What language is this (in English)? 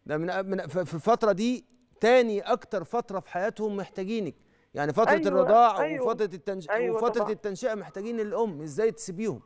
Arabic